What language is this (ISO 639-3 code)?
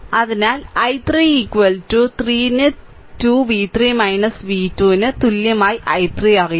mal